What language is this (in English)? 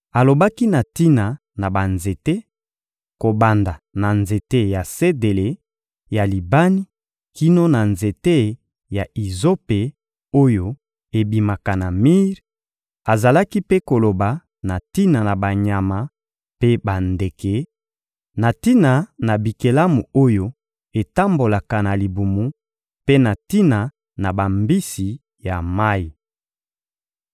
Lingala